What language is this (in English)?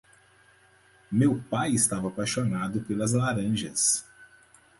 Portuguese